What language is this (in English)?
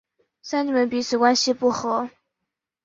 Chinese